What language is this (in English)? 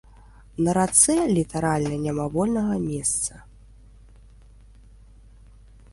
Belarusian